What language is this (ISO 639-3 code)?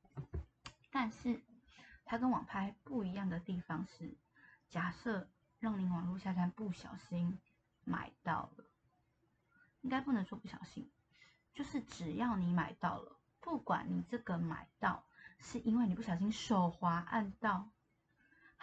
zho